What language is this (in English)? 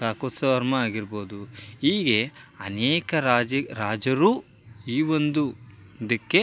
Kannada